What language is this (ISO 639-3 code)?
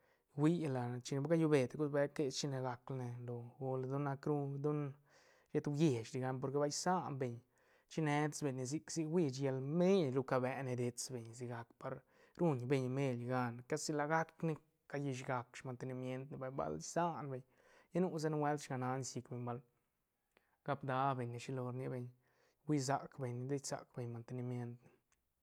ztn